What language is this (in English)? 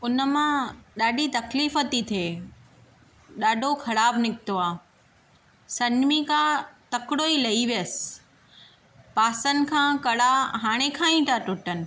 Sindhi